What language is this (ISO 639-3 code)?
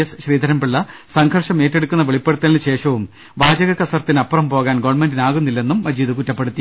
mal